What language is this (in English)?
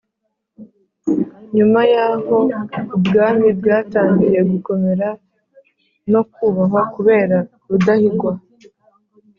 Kinyarwanda